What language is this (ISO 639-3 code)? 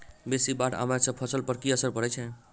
mai